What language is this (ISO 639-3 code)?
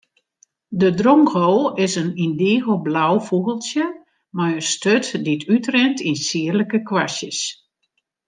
fry